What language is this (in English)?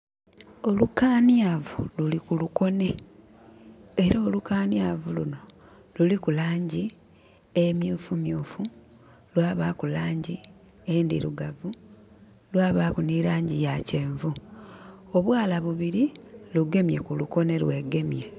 Soga